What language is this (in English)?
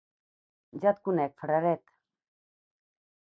Catalan